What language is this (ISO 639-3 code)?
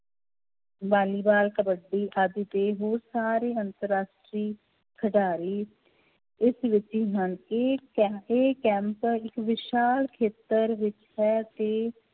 pan